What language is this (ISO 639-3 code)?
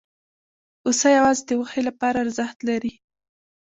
pus